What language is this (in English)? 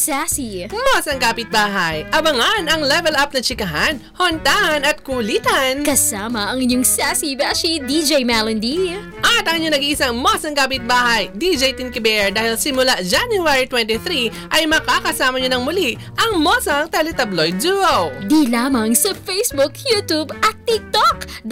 Filipino